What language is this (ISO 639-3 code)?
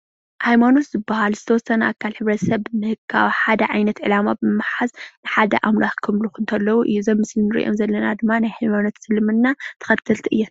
tir